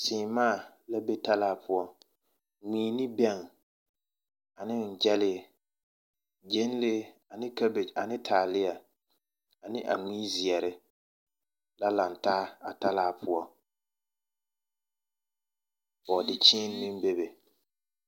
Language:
Southern Dagaare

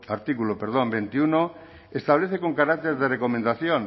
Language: Spanish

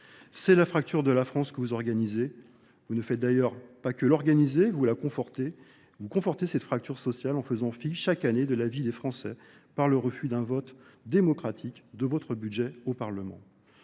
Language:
French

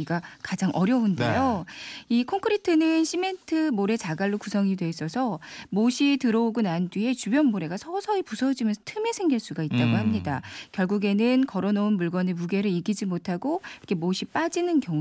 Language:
Korean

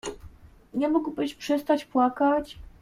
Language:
Polish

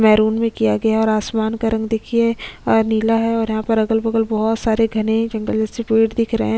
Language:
Hindi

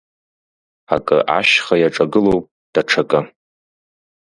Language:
Abkhazian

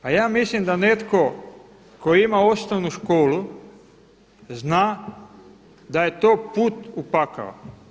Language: Croatian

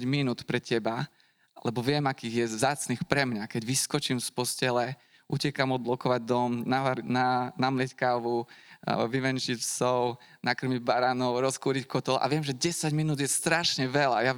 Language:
Slovak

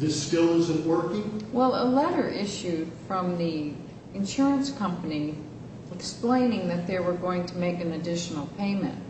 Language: English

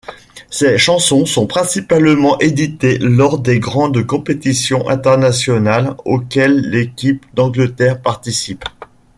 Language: French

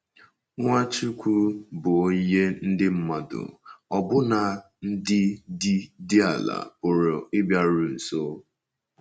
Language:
Igbo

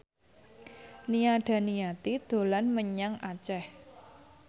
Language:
Javanese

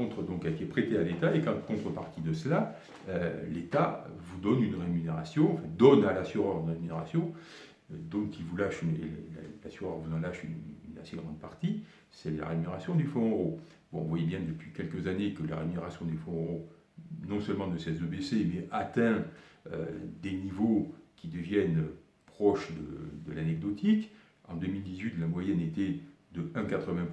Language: French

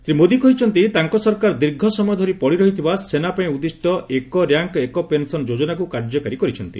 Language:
Odia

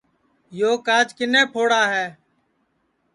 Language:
Sansi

